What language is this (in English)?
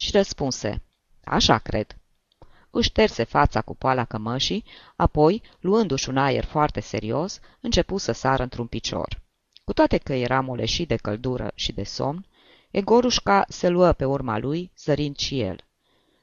Romanian